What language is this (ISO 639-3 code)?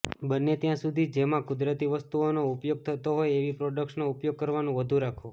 guj